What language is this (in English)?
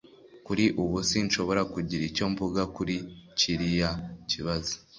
Kinyarwanda